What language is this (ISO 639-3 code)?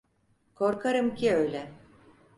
tur